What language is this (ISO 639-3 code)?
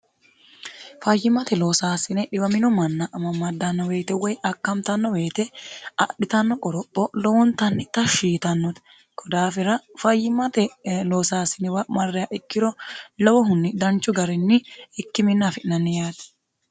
sid